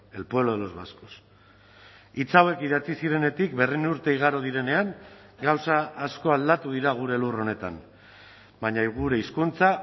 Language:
Basque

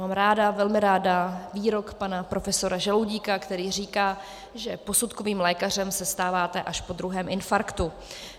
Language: Czech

